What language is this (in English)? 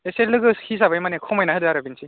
Bodo